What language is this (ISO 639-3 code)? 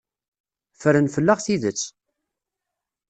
kab